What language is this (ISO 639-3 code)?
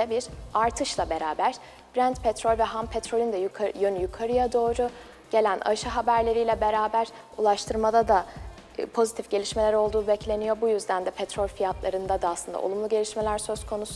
tur